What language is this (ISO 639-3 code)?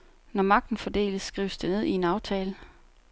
dan